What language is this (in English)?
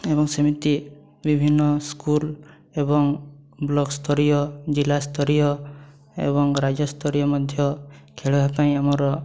Odia